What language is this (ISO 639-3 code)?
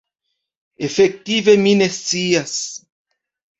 epo